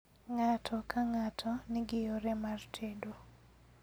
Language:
Luo (Kenya and Tanzania)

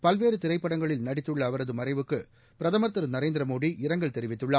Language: Tamil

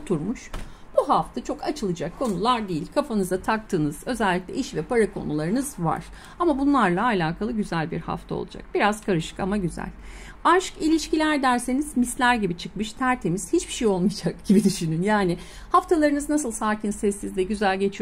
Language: Turkish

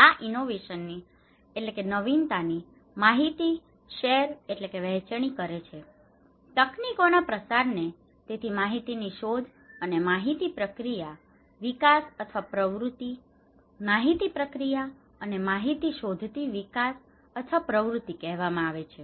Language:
Gujarati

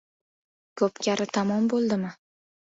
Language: Uzbek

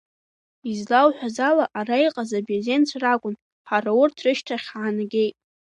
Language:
Abkhazian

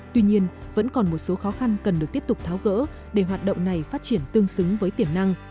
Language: Vietnamese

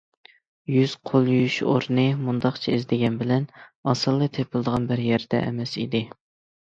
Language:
Uyghur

